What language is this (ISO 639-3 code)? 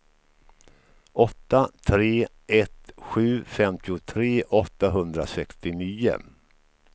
swe